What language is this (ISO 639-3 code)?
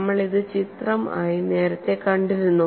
mal